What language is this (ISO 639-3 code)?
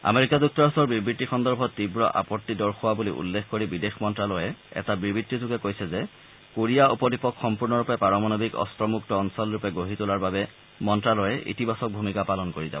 asm